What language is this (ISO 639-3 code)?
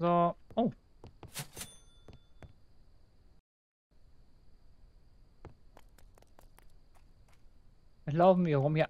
deu